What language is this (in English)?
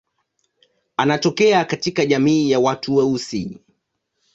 Swahili